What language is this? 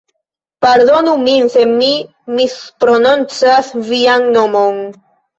Esperanto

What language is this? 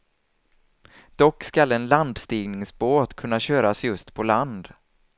Swedish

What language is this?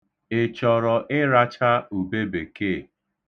Igbo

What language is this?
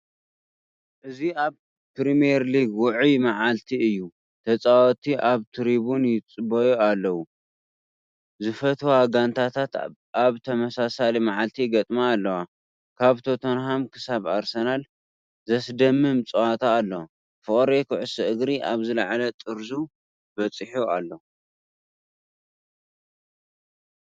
Tigrinya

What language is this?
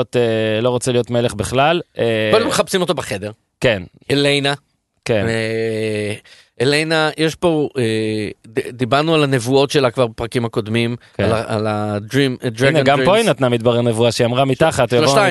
Hebrew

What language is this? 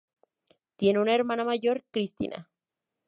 Spanish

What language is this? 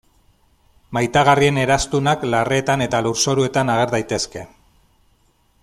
Basque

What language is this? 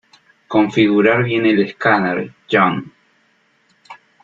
Spanish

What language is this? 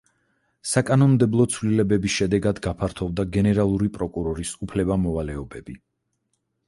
Georgian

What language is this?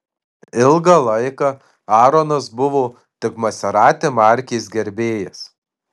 Lithuanian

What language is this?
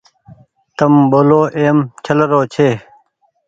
Goaria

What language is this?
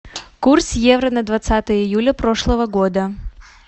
Russian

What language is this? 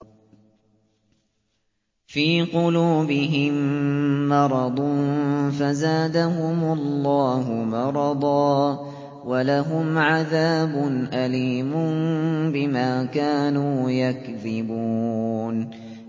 Arabic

